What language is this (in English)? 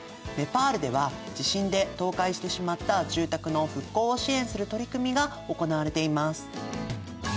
Japanese